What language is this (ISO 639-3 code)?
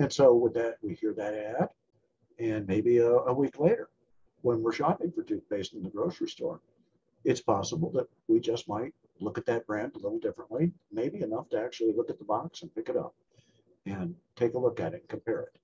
eng